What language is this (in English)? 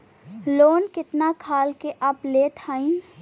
Bhojpuri